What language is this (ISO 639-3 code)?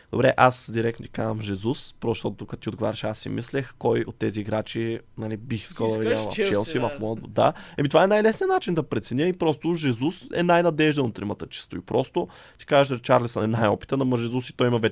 bul